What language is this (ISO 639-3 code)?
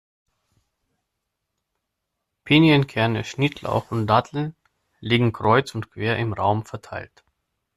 deu